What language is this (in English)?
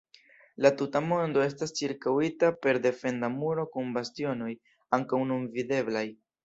Esperanto